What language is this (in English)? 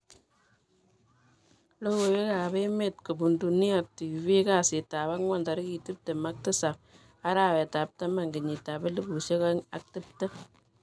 Kalenjin